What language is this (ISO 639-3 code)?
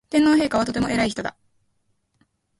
jpn